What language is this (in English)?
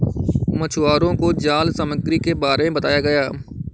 Hindi